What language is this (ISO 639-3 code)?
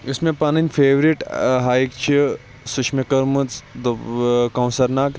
kas